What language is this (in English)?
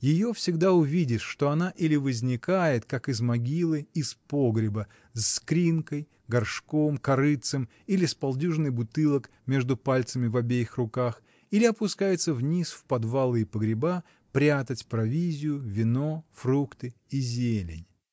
Russian